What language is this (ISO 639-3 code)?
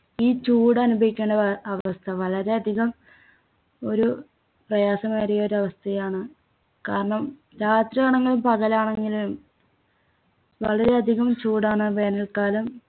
mal